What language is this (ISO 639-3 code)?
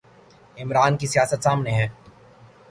urd